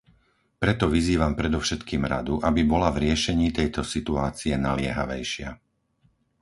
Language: Slovak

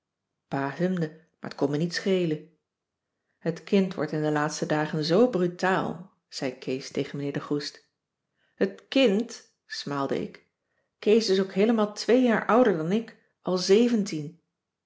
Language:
Dutch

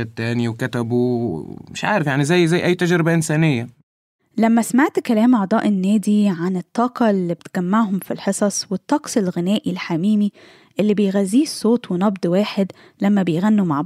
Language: Arabic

